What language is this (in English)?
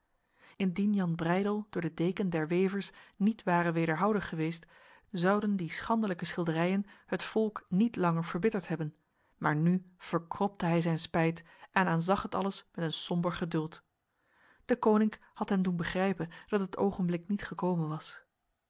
Dutch